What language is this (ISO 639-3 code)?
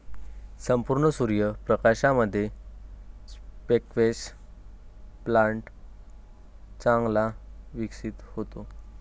mar